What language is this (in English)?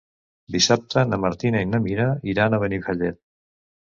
Catalan